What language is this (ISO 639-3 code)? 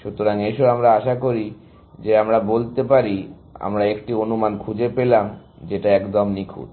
ben